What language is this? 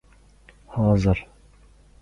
Uzbek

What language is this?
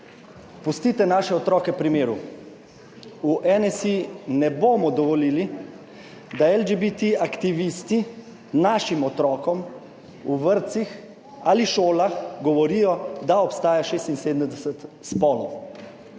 Slovenian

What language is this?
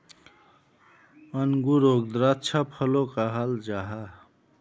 Magahi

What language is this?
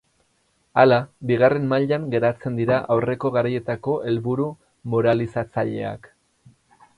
Basque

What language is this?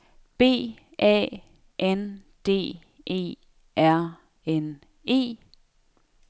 Danish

